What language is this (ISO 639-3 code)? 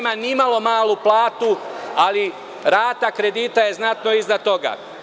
srp